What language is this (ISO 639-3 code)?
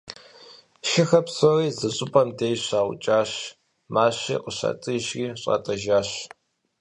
kbd